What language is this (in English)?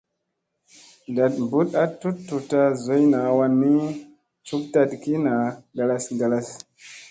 Musey